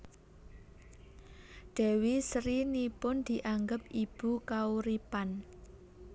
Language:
Javanese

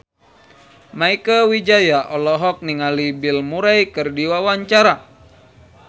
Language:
Sundanese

